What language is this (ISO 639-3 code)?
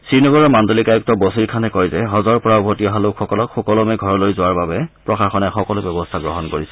asm